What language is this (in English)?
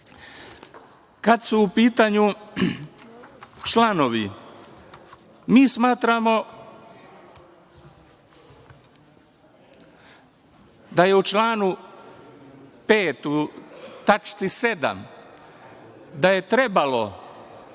Serbian